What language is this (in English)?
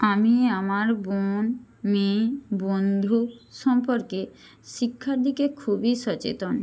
Bangla